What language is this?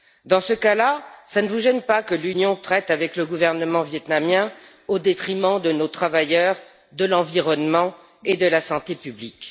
French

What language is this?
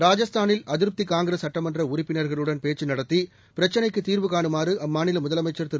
Tamil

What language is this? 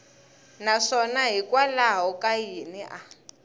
Tsonga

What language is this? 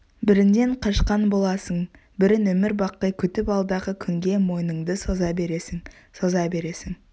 Kazakh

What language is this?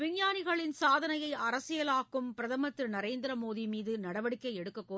Tamil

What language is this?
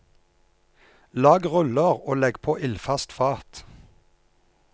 Norwegian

